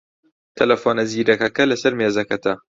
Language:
Central Kurdish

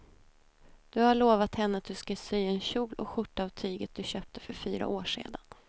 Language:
Swedish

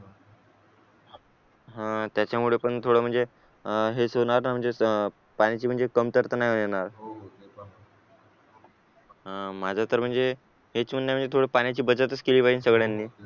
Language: Marathi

